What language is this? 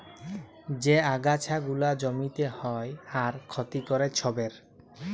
Bangla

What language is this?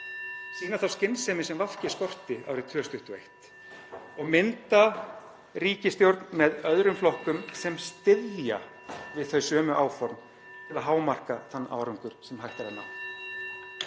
Icelandic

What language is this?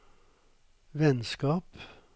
Norwegian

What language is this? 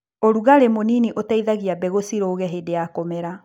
Kikuyu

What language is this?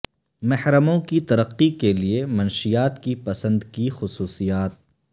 Urdu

